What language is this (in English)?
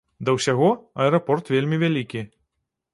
Belarusian